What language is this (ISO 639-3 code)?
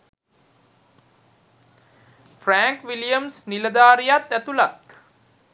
sin